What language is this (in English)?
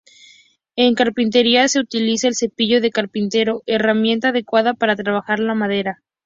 Spanish